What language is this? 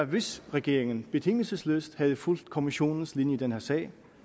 Danish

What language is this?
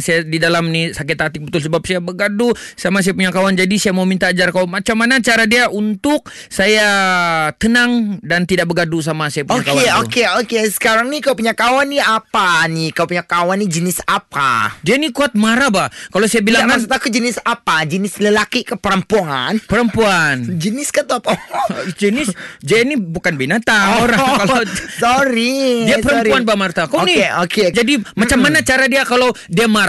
Malay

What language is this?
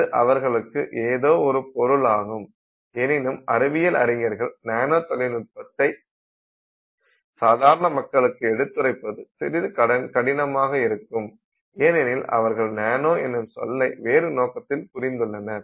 Tamil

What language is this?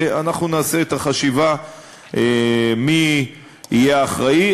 Hebrew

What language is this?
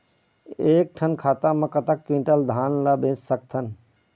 Chhattisgarhi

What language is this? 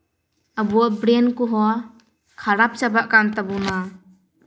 Santali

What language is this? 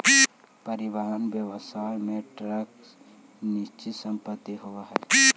Magahi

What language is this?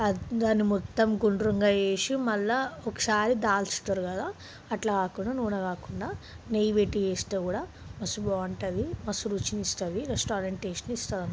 Telugu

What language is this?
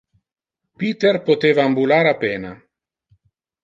Interlingua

